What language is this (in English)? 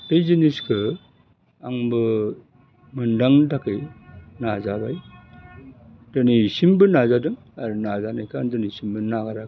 Bodo